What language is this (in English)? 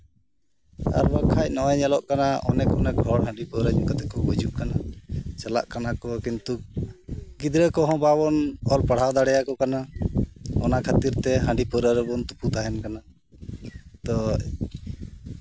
Santali